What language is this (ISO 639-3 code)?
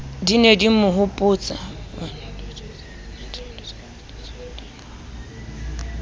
sot